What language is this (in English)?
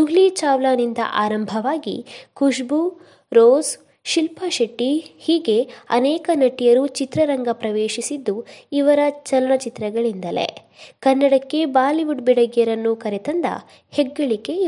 Kannada